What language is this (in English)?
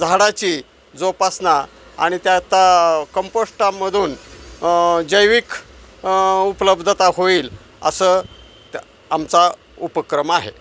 Marathi